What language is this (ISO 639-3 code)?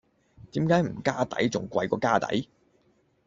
yue